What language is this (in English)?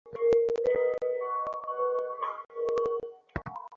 Bangla